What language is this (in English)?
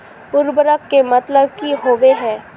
Magahi